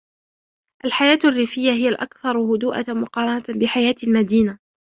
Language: Arabic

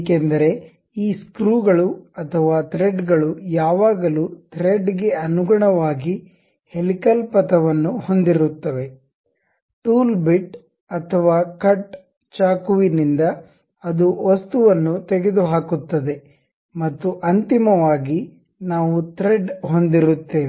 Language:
Kannada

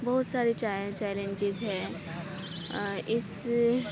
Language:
Urdu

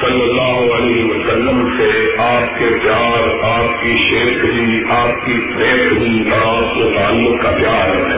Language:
Urdu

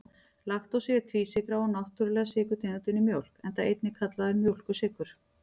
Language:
Icelandic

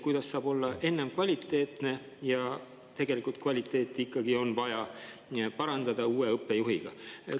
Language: Estonian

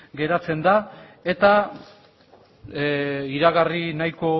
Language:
Basque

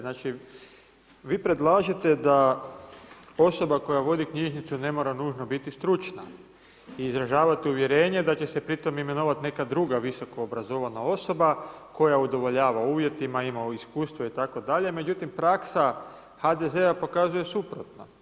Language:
Croatian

